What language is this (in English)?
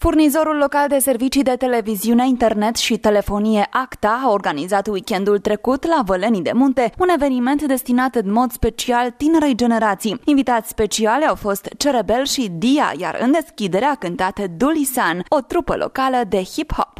Romanian